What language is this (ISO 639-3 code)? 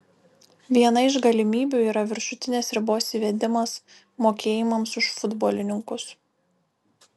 lit